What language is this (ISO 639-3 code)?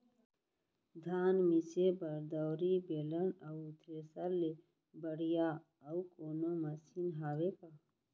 hne